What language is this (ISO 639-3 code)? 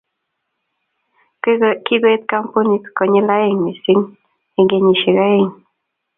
kln